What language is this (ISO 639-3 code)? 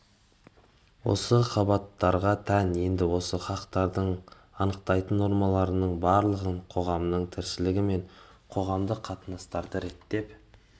kaz